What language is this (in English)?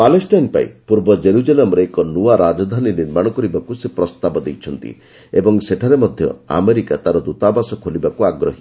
Odia